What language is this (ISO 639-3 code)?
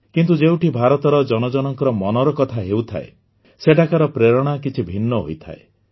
ori